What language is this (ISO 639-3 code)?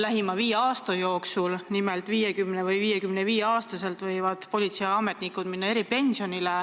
est